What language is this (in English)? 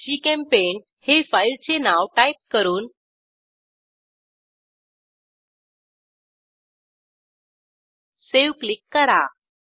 Marathi